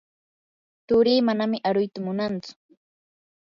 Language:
Yanahuanca Pasco Quechua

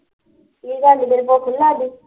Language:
Punjabi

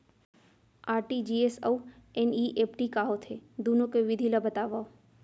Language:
Chhattisgarhi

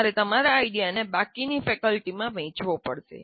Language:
Gujarati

